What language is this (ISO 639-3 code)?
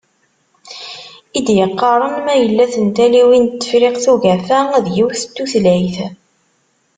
kab